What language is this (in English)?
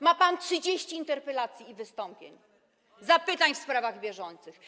Polish